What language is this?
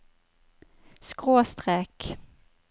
Norwegian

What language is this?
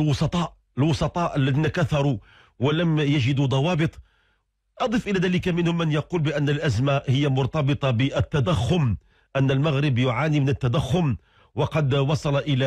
Arabic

